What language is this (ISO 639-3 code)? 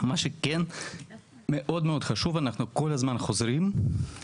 heb